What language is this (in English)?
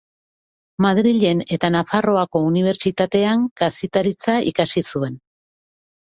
Basque